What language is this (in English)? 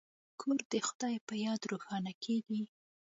Pashto